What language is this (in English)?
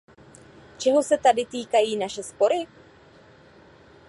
Czech